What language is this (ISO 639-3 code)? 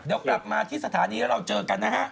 tha